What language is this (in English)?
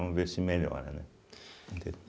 Portuguese